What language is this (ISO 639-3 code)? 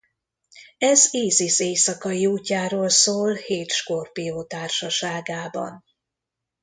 hun